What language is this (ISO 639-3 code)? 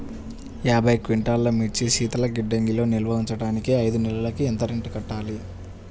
tel